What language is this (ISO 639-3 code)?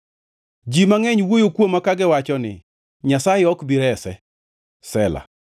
luo